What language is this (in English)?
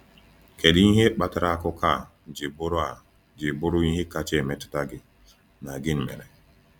Igbo